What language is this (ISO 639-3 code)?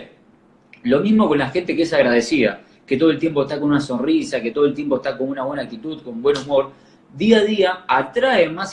spa